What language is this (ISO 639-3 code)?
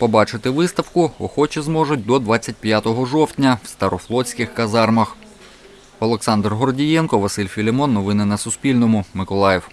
ukr